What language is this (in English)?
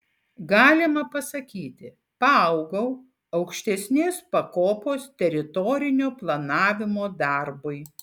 Lithuanian